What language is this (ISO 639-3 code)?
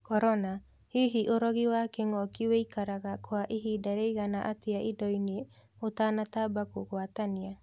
kik